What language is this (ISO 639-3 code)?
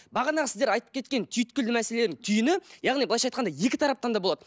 kaz